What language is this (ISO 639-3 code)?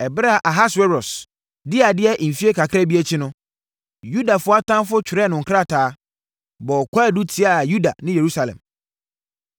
aka